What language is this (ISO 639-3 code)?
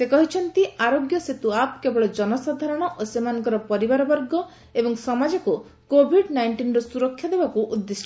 ori